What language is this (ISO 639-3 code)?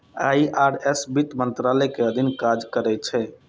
mai